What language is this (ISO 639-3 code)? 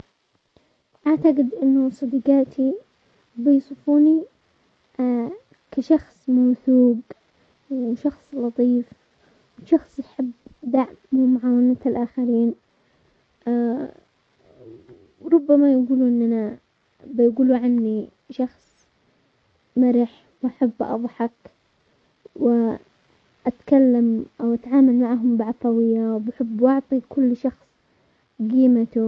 acx